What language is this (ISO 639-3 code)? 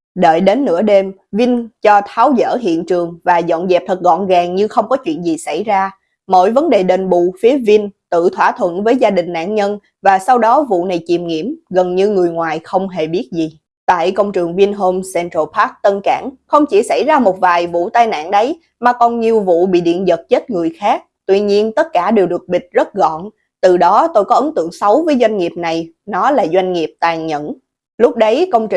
vie